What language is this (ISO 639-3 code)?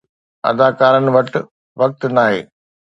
snd